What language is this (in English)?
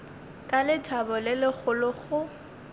Northern Sotho